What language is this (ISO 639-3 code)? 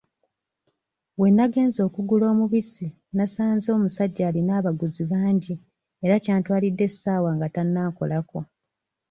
lug